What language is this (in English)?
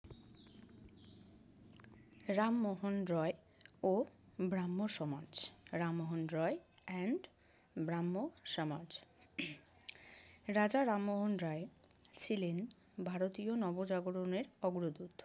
Bangla